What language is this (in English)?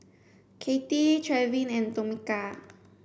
English